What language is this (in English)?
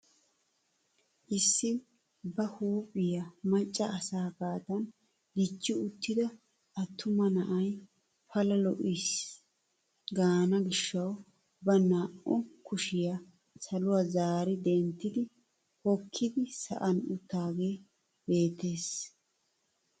Wolaytta